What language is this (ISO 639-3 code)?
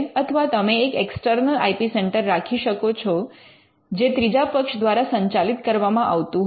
guj